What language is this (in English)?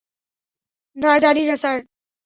Bangla